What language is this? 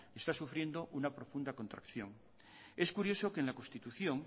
Spanish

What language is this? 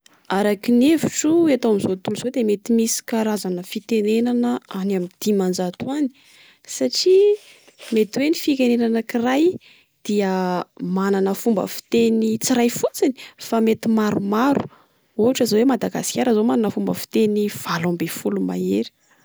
Malagasy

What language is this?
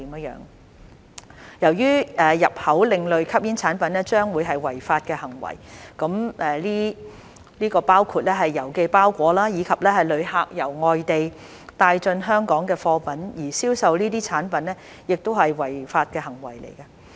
Cantonese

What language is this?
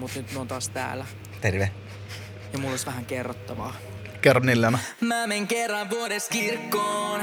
Finnish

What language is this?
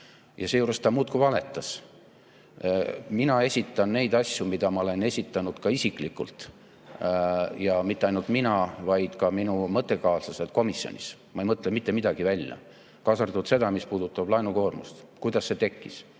Estonian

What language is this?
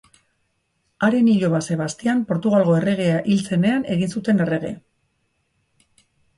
Basque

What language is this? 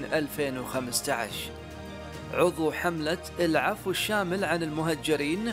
Arabic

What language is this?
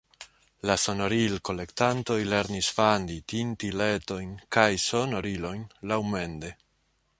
Esperanto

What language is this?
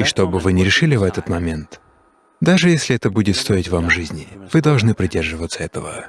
Russian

